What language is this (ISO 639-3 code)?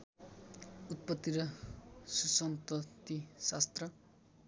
nep